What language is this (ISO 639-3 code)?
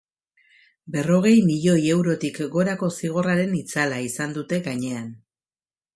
eus